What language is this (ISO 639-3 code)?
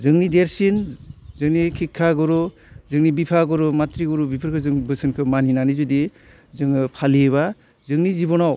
brx